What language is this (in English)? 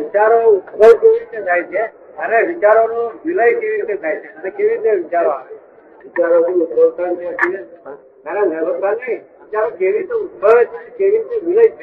Gujarati